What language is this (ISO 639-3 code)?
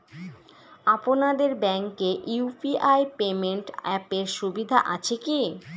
ben